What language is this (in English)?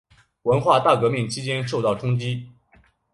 Chinese